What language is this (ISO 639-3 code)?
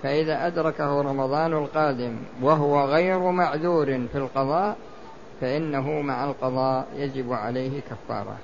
ara